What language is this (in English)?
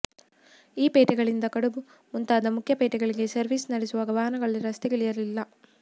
Kannada